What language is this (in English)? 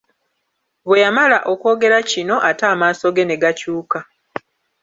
Ganda